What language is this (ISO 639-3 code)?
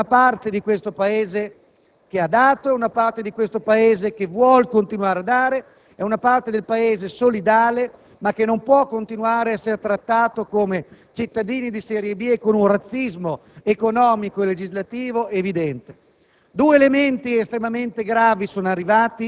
ita